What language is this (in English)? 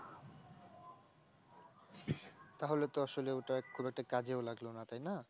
Bangla